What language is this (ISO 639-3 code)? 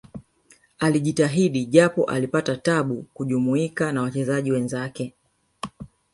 swa